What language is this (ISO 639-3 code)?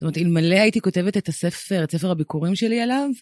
heb